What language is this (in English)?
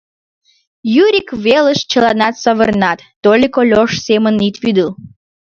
Mari